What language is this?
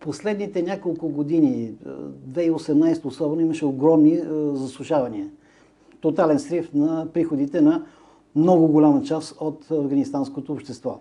Bulgarian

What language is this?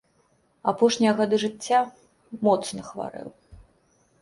Belarusian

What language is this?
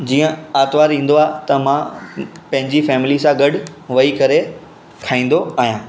Sindhi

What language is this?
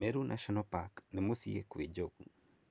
Kikuyu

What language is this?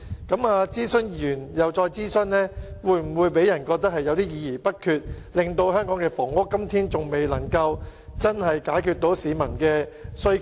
Cantonese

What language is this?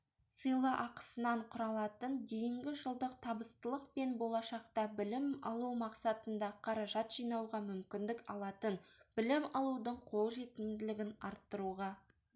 Kazakh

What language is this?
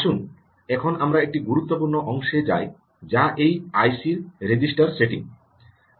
Bangla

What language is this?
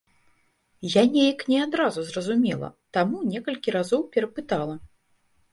Belarusian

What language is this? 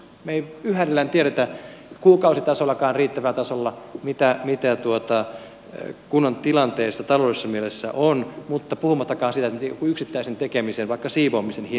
Finnish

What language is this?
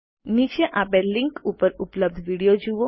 Gujarati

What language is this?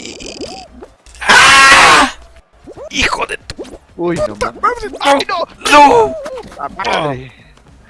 Spanish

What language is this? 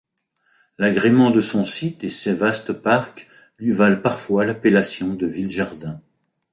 French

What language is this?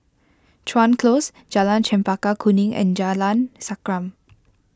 English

